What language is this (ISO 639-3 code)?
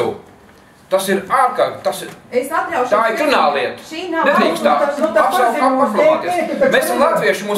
lav